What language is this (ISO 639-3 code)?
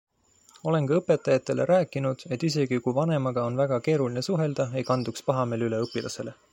est